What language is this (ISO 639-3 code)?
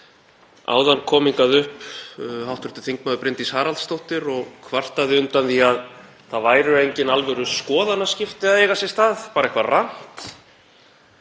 isl